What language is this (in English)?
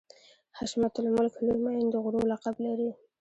Pashto